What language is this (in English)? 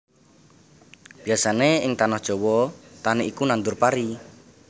Javanese